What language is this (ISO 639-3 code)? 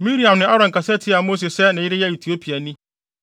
aka